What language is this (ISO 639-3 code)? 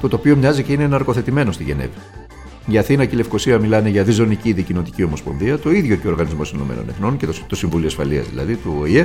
ell